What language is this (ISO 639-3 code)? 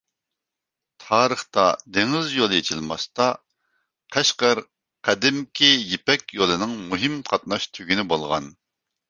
uig